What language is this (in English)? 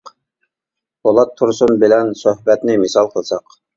Uyghur